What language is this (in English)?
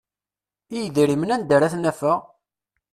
Kabyle